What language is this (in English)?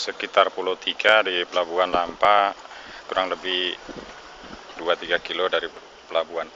Indonesian